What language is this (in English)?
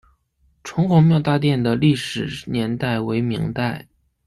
Chinese